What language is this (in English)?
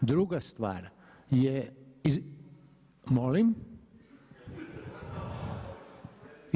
Croatian